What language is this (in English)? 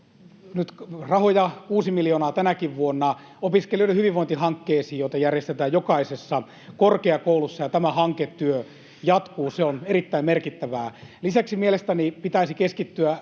Finnish